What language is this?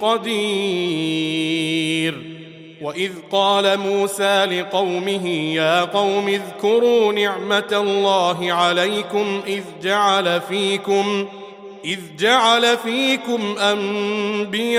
Arabic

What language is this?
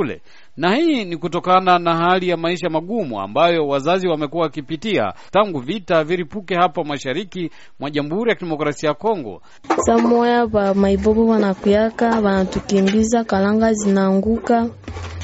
Swahili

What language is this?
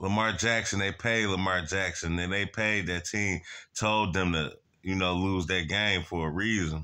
English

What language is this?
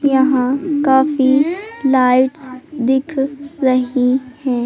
Hindi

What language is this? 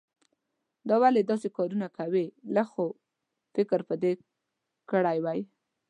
Pashto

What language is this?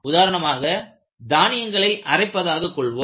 Tamil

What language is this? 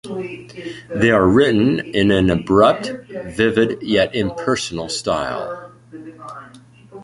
English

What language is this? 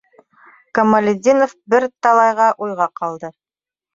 Bashkir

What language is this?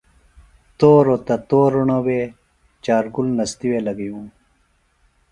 Phalura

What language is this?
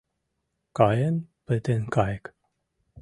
Mari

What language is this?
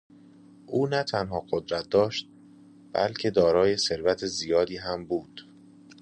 Persian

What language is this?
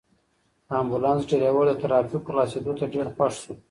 Pashto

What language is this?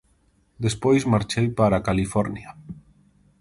Galician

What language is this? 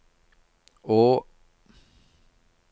Norwegian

